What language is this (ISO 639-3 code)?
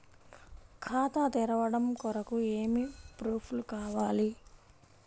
tel